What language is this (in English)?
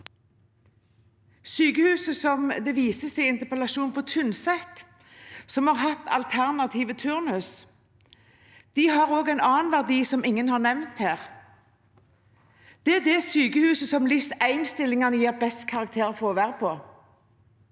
Norwegian